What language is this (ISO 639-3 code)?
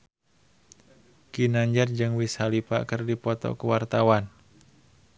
sun